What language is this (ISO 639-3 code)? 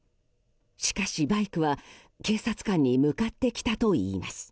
jpn